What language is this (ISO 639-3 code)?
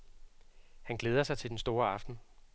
dan